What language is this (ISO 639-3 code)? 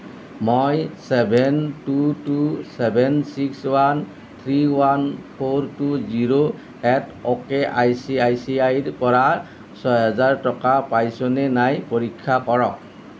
asm